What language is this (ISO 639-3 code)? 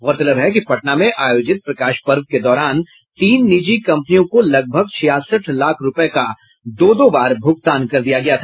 hin